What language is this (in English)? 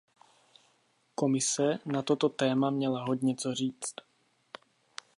Czech